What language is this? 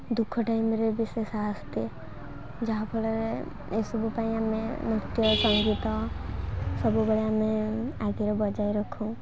Odia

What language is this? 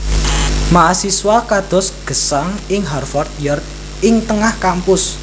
Javanese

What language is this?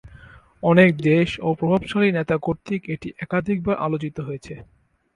Bangla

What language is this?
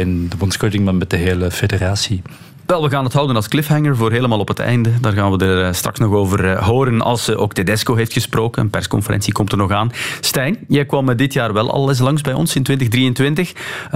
Dutch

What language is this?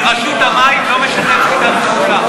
Hebrew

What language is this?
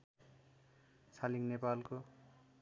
Nepali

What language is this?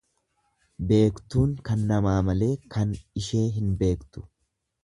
Oromo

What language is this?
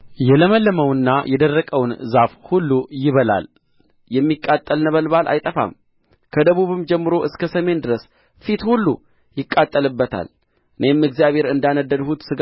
Amharic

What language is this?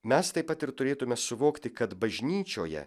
Lithuanian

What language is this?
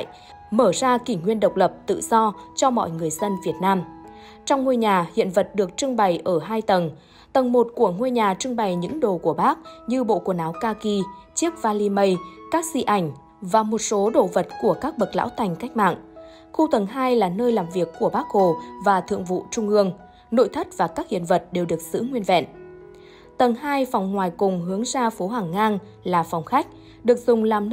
Vietnamese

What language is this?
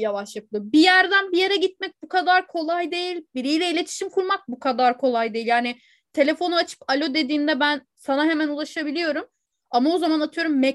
Turkish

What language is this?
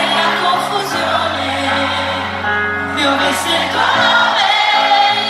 Italian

